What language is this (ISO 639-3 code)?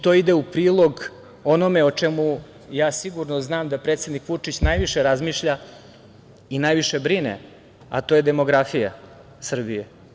srp